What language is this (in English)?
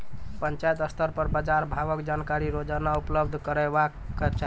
Maithili